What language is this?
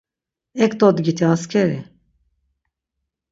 Laz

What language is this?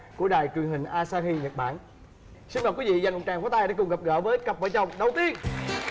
Vietnamese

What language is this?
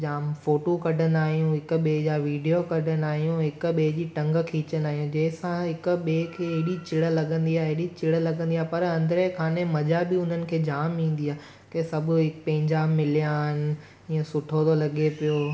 Sindhi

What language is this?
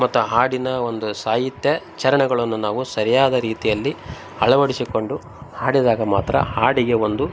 Kannada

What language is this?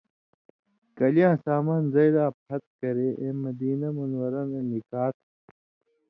Indus Kohistani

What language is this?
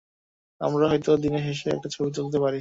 Bangla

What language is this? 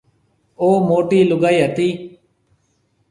Marwari (Pakistan)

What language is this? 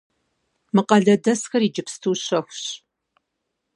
Kabardian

